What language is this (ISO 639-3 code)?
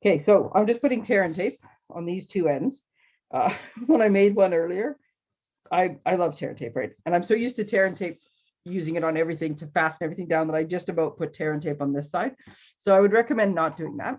eng